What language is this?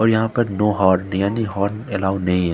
Hindi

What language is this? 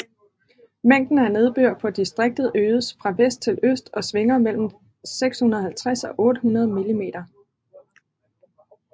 Danish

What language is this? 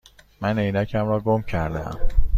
Persian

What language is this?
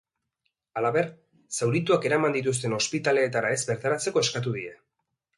Basque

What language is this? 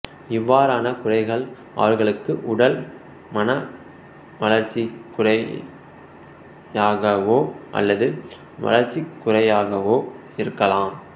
Tamil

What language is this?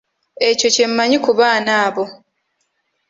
Ganda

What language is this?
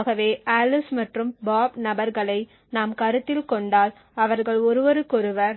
Tamil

